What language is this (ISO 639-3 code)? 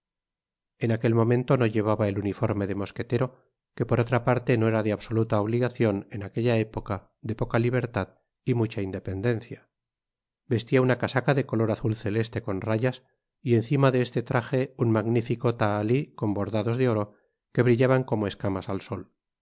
spa